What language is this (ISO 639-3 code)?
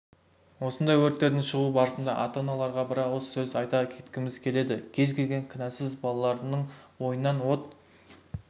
kaz